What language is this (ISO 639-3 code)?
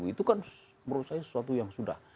ind